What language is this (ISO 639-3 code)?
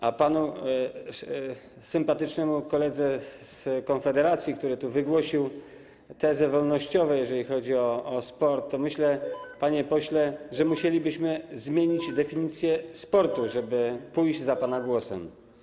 pol